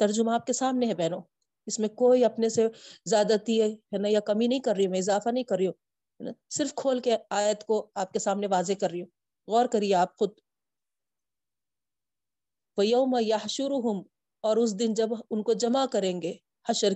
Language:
Urdu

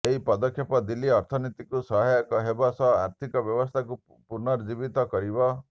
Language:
Odia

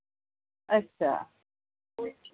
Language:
Dogri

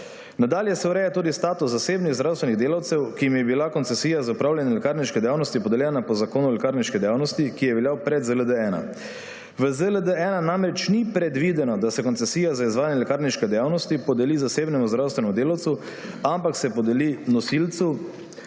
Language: Slovenian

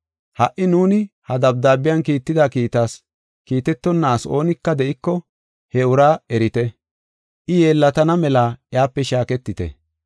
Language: Gofa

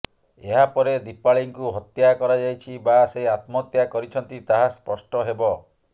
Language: Odia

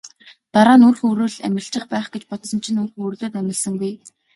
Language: Mongolian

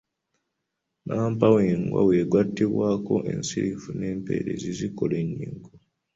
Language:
Ganda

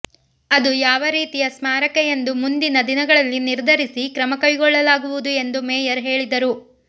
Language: Kannada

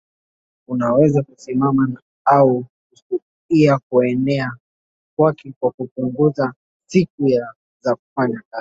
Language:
Swahili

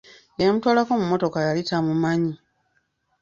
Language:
Ganda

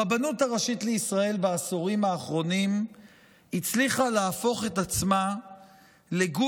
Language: Hebrew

